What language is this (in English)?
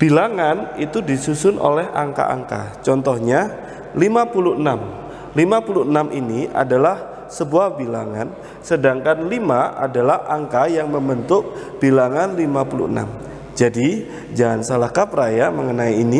Indonesian